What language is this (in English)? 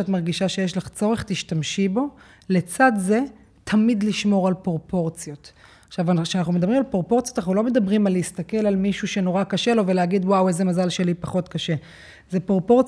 Hebrew